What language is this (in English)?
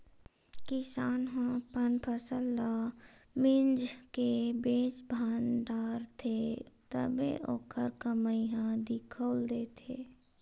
Chhattisgarhi